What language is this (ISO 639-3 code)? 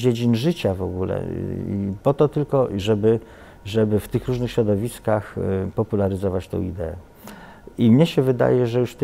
pol